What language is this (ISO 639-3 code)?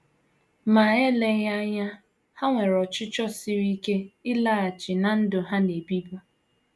ibo